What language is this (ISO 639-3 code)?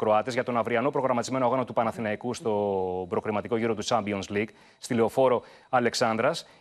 ell